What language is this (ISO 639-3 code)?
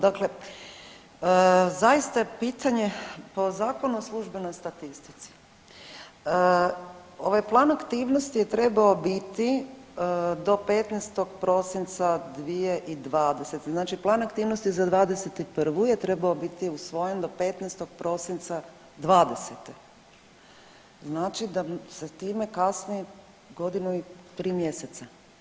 hrv